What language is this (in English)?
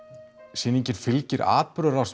Icelandic